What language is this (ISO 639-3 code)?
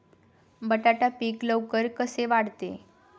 mar